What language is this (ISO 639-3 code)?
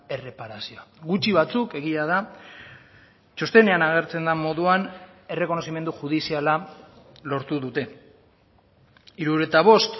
eus